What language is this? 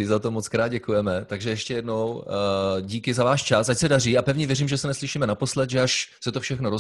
Czech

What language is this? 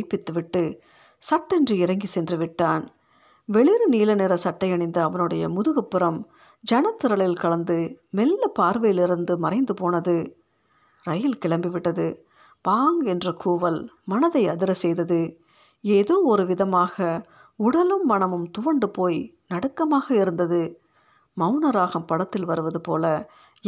Tamil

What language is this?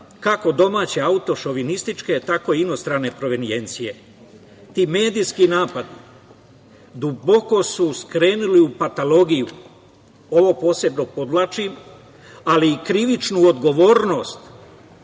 Serbian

